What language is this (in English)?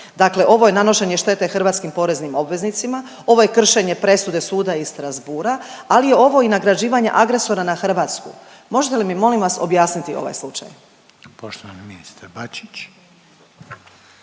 Croatian